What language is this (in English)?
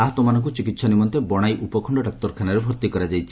Odia